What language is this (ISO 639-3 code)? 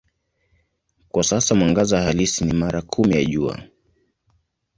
swa